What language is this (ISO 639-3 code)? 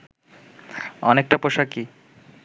ben